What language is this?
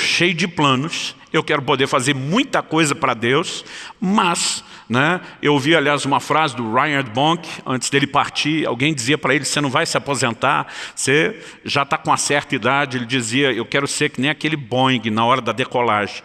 Portuguese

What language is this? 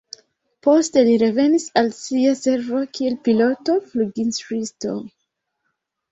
Esperanto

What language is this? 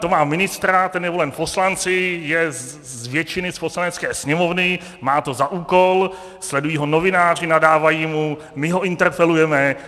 Czech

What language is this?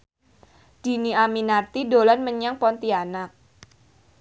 Javanese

